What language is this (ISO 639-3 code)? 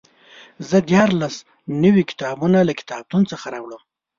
pus